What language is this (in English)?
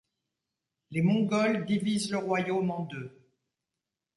French